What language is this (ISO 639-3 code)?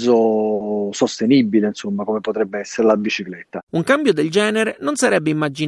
ita